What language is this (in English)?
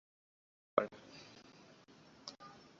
Ganda